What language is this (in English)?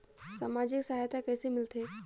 Chhattisgarhi